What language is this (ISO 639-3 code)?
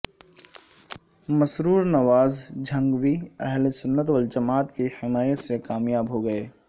urd